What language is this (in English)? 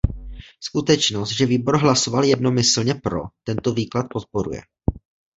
Czech